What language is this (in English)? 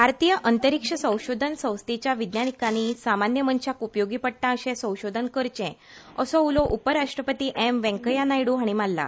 Konkani